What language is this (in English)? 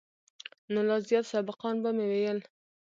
Pashto